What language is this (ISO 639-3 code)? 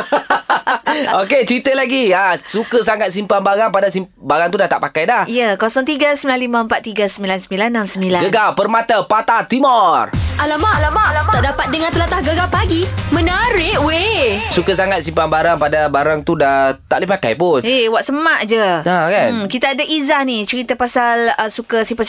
msa